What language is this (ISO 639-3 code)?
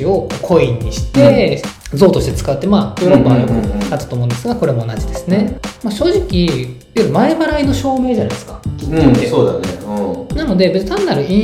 jpn